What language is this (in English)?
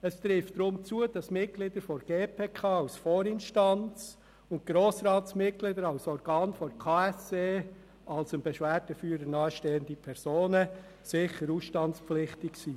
Swiss German